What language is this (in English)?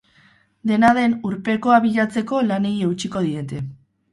Basque